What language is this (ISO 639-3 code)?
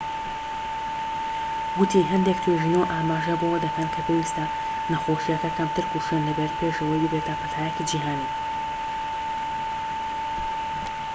ckb